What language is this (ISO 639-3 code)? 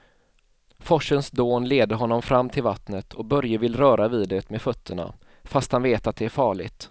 swe